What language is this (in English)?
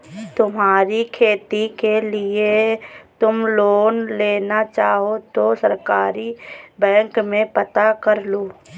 Hindi